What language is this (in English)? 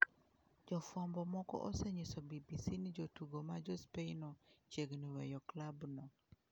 Luo (Kenya and Tanzania)